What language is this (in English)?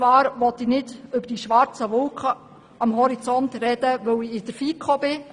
Swiss German